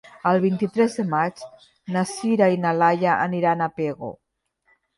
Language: Catalan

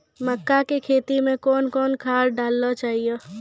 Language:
Maithili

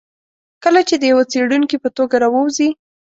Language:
Pashto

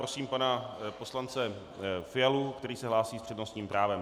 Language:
Czech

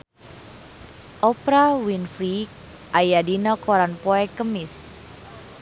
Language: Sundanese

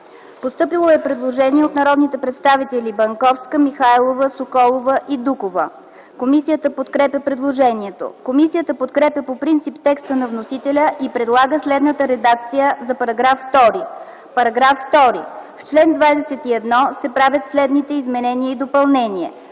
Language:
Bulgarian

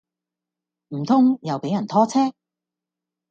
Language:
Cantonese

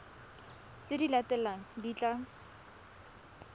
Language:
Tswana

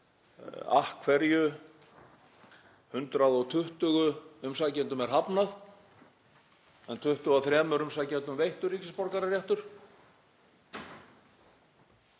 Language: Icelandic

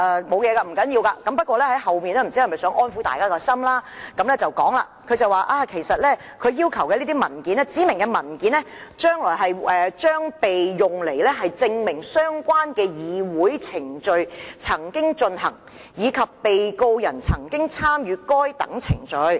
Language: Cantonese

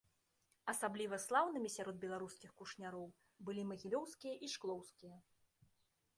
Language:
Belarusian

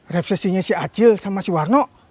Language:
Indonesian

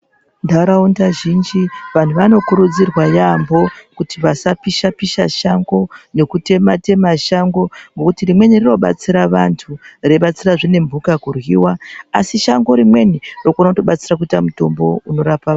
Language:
Ndau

